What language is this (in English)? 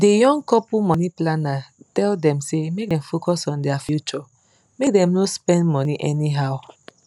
Nigerian Pidgin